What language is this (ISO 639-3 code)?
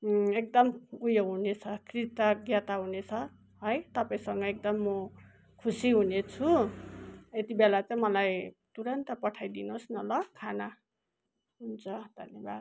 nep